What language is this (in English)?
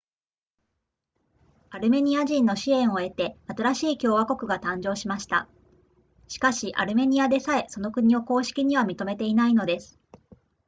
Japanese